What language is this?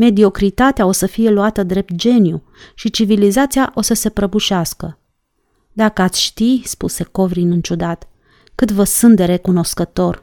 Romanian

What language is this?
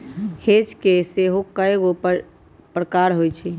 Magahi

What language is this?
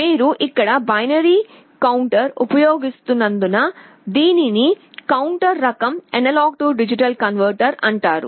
Telugu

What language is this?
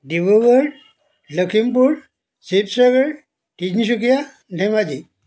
Assamese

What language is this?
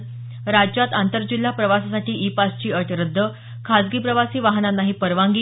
Marathi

